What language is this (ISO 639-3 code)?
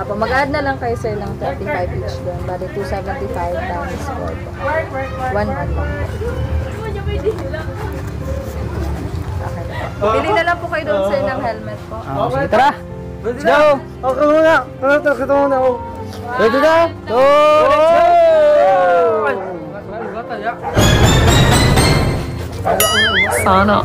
fil